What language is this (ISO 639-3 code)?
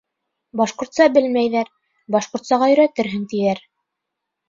bak